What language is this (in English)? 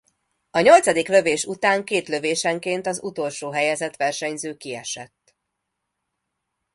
Hungarian